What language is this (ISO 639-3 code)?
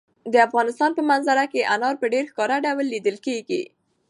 pus